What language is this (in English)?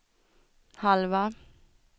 Swedish